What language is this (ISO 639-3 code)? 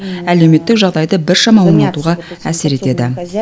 kaz